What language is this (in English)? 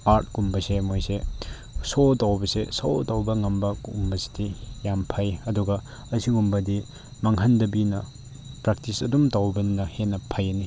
Manipuri